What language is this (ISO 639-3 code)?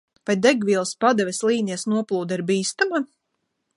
lav